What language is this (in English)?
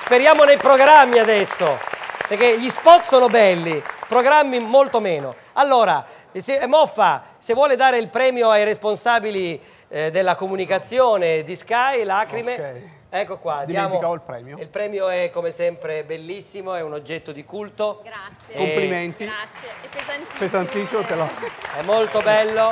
Italian